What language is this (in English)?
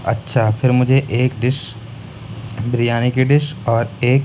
Urdu